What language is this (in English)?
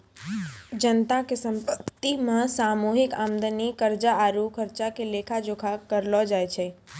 Maithili